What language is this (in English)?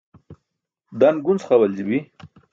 Burushaski